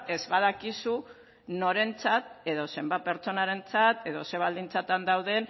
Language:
Basque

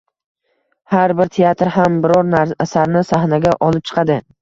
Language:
Uzbek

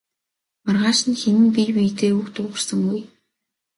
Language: Mongolian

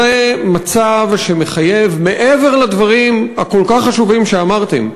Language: Hebrew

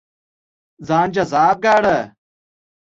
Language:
Pashto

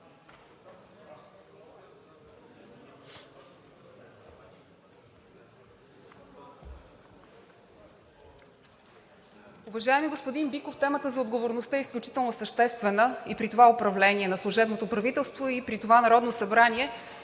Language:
Bulgarian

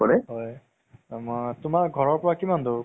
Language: Assamese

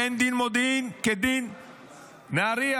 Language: Hebrew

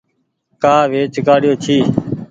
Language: Goaria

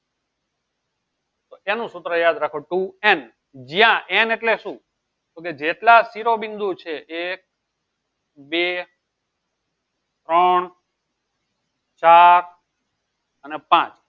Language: Gujarati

